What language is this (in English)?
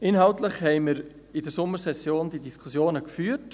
Swiss German